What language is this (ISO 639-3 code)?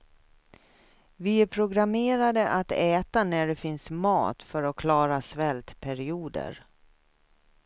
swe